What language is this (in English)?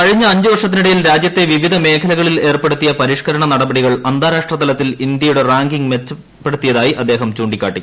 Malayalam